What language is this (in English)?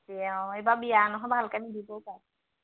Assamese